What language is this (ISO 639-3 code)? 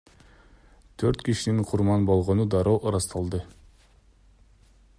kir